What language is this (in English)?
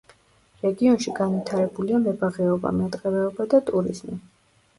Georgian